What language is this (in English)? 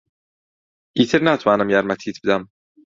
Central Kurdish